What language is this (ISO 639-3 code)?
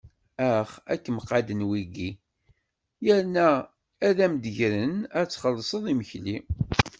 kab